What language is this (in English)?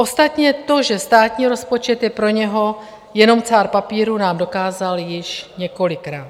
Czech